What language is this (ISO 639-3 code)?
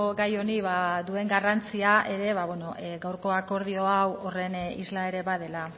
eus